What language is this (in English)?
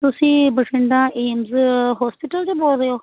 Punjabi